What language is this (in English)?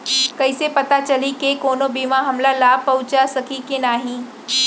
Chhattisgarhi